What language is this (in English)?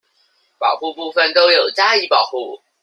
Chinese